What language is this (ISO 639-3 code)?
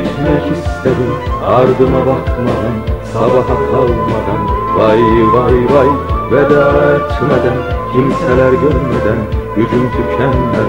tur